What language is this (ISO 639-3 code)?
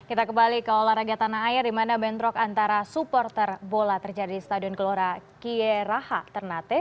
ind